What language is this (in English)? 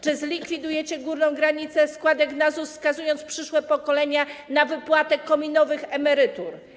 Polish